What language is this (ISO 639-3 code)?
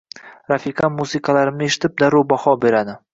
uzb